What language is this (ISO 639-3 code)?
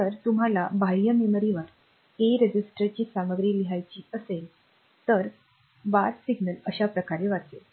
mar